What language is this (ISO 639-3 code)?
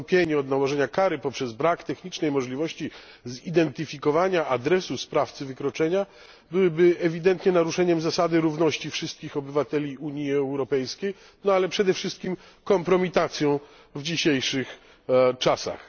pol